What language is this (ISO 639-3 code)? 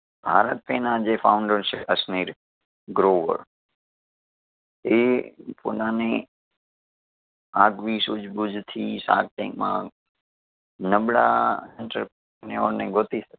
guj